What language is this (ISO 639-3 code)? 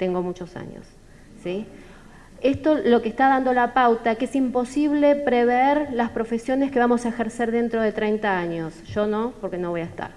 spa